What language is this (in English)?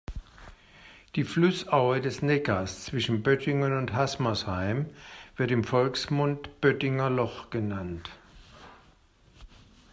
German